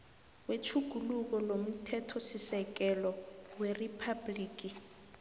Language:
South Ndebele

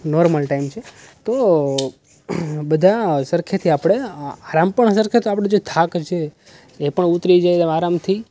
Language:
Gujarati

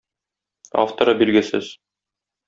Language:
Tatar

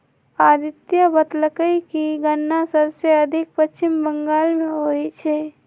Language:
Magahi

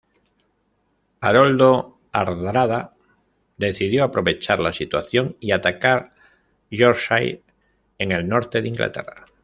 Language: Spanish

